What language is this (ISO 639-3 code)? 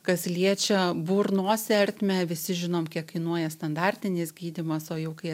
lit